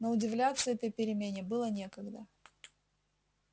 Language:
Russian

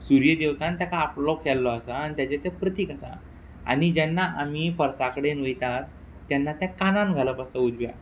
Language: Konkani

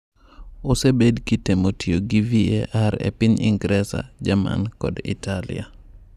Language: Luo (Kenya and Tanzania)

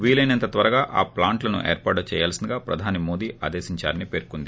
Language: Telugu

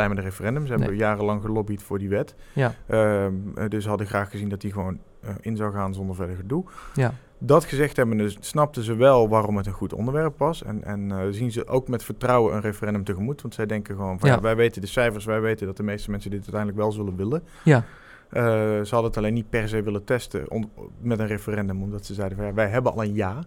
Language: Dutch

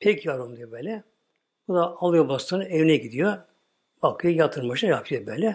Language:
Turkish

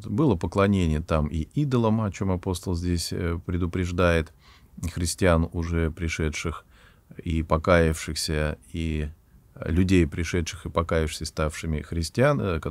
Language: Russian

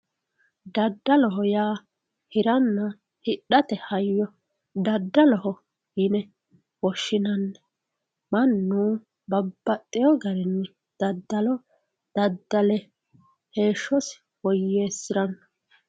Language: Sidamo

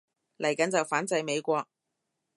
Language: Cantonese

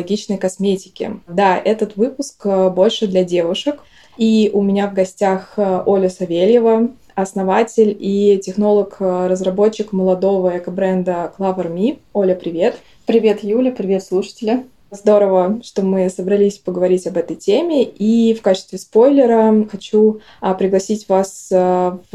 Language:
Russian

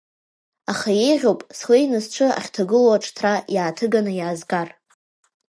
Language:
Abkhazian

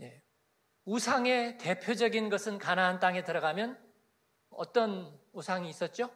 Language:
Korean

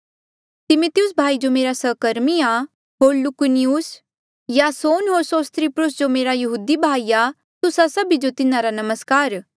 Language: Mandeali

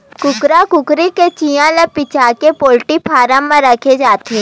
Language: Chhattisgarhi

